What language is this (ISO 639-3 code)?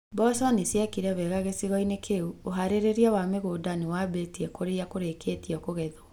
kik